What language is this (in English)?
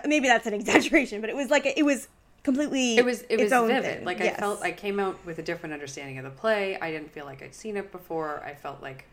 English